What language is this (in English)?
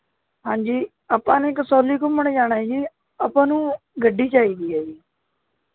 Punjabi